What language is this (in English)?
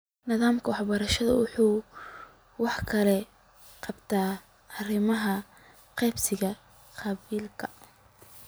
Somali